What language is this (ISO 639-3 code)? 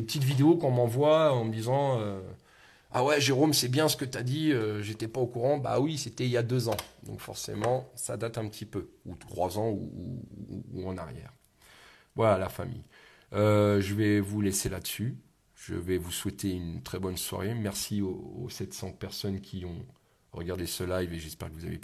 fra